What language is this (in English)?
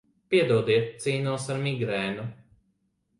Latvian